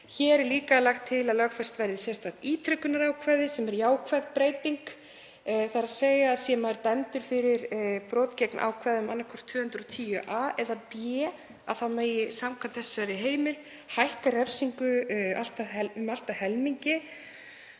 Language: Icelandic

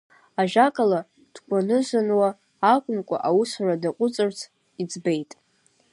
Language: Abkhazian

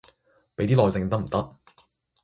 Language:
Cantonese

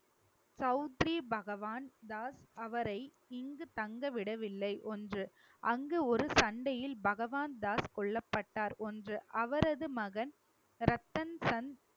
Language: Tamil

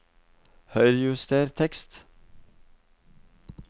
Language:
Norwegian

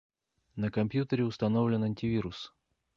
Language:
Russian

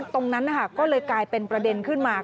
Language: Thai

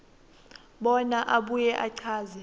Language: Swati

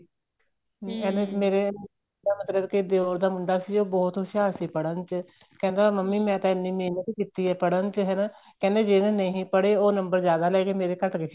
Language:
Punjabi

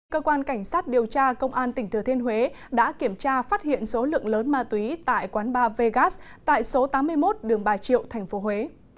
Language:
Vietnamese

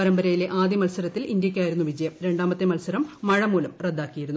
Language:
Malayalam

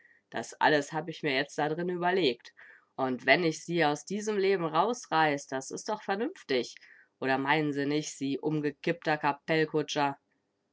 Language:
German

